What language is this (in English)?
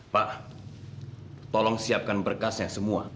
Indonesian